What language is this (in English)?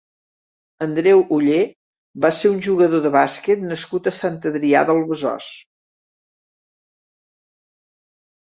Catalan